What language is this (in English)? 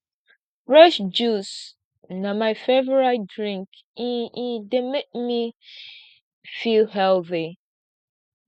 Nigerian Pidgin